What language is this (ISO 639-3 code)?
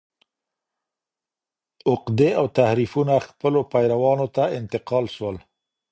pus